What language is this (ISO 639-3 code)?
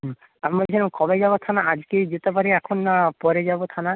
ben